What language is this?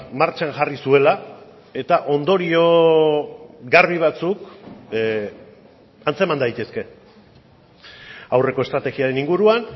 Basque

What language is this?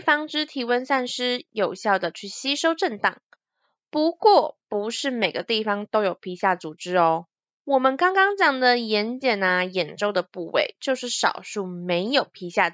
Chinese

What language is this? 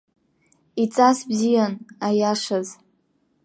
Abkhazian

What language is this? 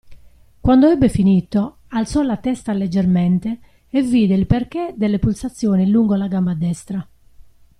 Italian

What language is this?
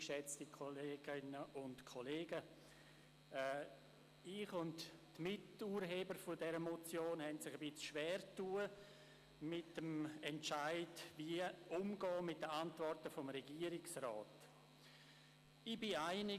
Swiss German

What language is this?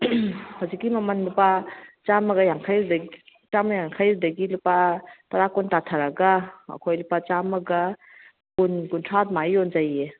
Manipuri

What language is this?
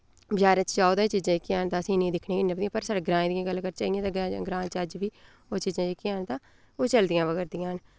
Dogri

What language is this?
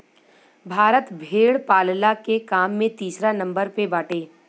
Bhojpuri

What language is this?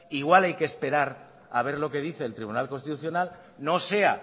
Spanish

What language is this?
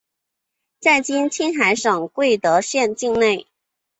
Chinese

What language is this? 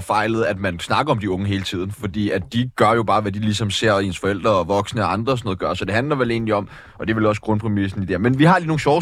Danish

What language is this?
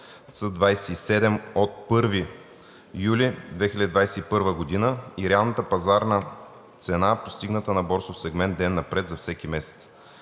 Bulgarian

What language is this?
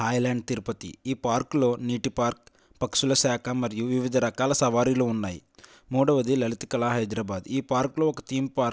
Telugu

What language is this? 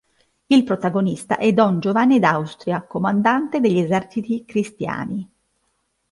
Italian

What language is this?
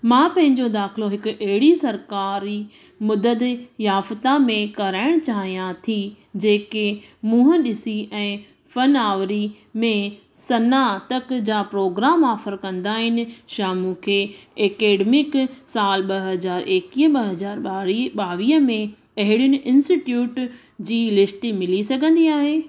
Sindhi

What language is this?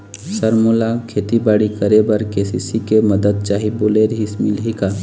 Chhattisgarhi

